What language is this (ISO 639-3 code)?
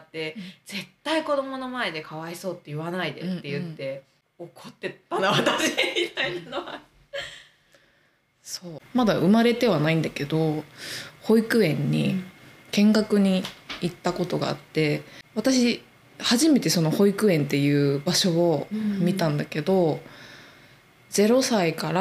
jpn